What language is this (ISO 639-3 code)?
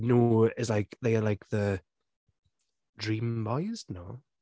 cym